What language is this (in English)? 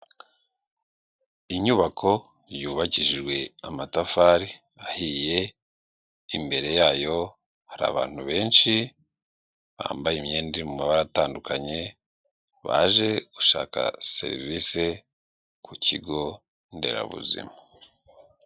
Kinyarwanda